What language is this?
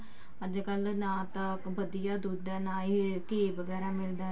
Punjabi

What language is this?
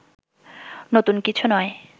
Bangla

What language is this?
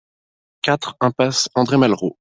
French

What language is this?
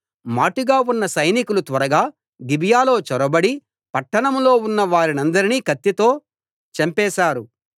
Telugu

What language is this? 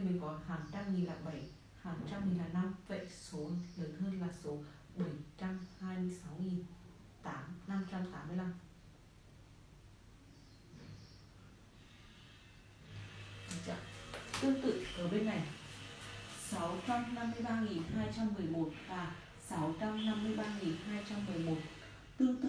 Vietnamese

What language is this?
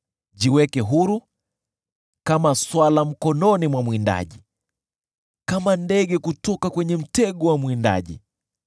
Swahili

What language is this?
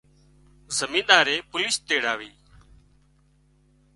Wadiyara Koli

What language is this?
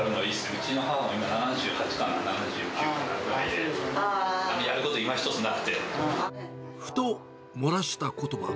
Japanese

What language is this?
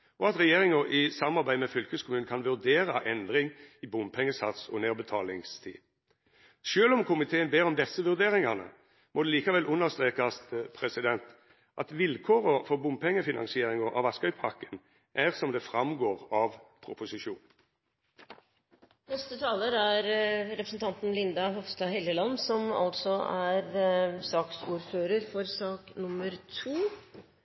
Norwegian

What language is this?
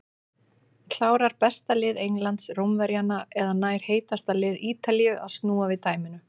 Icelandic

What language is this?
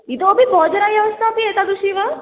Sanskrit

